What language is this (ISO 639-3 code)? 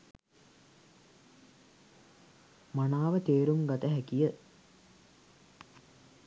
sin